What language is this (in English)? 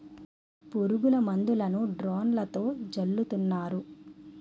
Telugu